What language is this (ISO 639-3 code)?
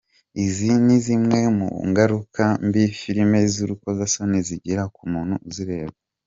kin